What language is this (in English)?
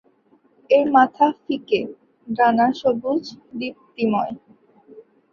Bangla